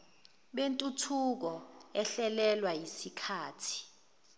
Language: Zulu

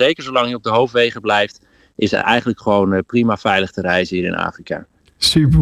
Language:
Dutch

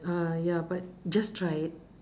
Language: English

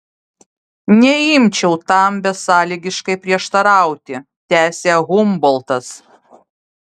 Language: Lithuanian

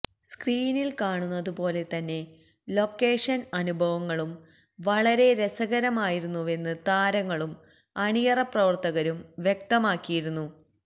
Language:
Malayalam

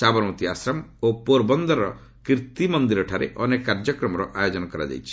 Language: Odia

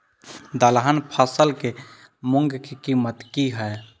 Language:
Maithili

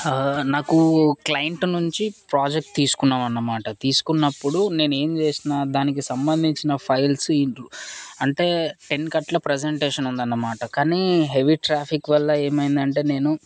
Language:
Telugu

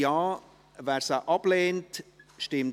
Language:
Swiss German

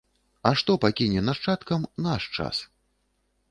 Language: Belarusian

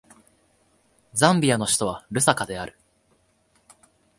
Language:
Japanese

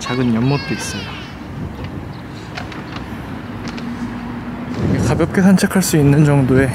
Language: Korean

